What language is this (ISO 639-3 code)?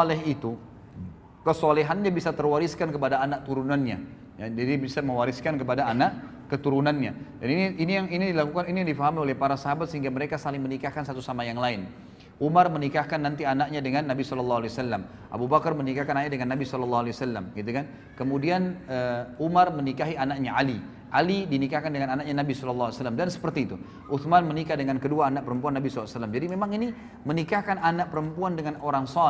ind